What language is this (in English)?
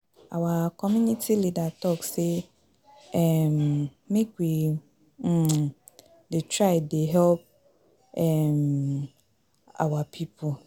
Nigerian Pidgin